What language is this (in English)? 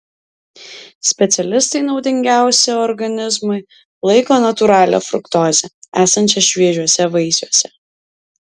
Lithuanian